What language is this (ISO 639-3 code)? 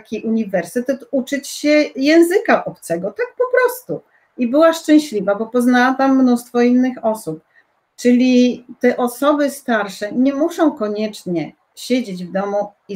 pol